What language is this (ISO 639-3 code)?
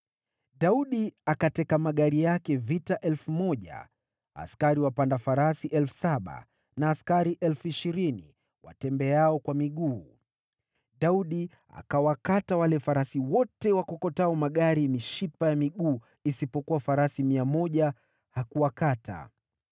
swa